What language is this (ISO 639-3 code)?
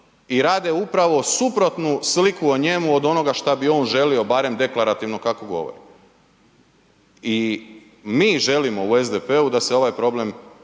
hrv